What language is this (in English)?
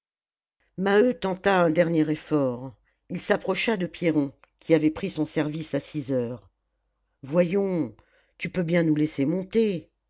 French